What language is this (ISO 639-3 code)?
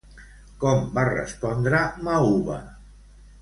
cat